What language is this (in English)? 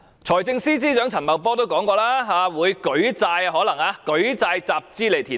Cantonese